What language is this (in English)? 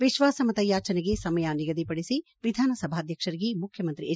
Kannada